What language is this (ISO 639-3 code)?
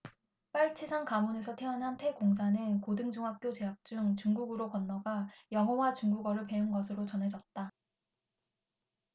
kor